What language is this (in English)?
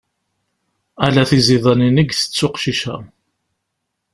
Kabyle